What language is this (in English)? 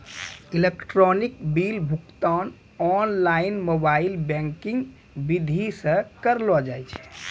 Maithili